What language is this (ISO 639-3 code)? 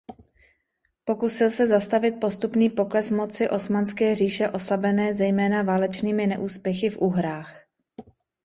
ces